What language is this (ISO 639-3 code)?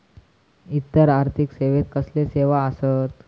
mar